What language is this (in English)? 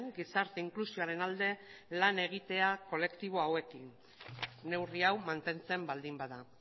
Basque